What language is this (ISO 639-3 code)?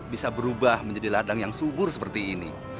ind